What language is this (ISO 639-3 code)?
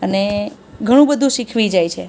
guj